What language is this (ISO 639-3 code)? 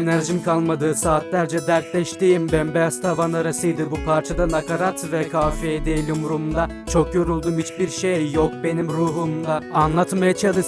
tur